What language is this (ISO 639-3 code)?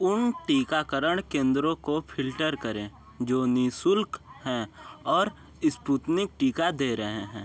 hin